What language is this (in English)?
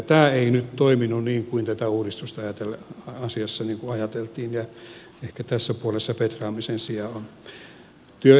Finnish